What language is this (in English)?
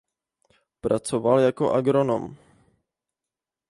Czech